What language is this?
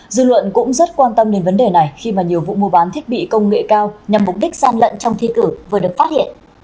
Vietnamese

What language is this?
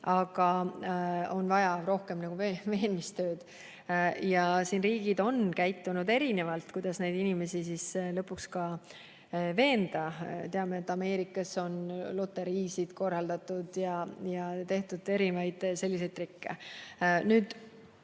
Estonian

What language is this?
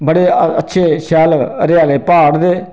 Dogri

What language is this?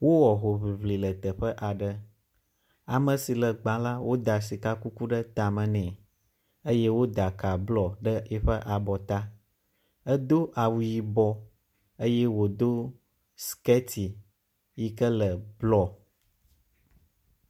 Ewe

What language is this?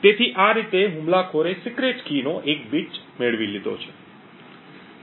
Gujarati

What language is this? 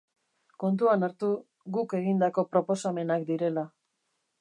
Basque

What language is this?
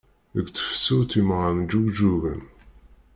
Kabyle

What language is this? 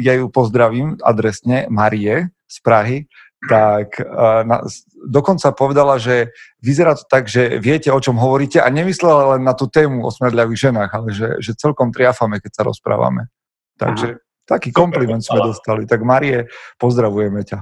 Slovak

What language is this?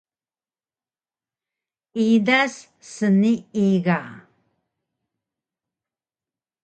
Taroko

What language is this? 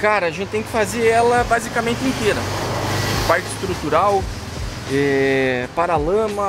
Portuguese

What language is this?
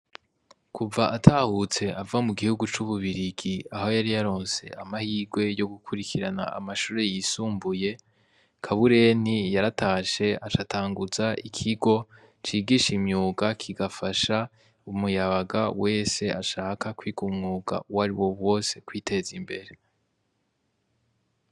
Rundi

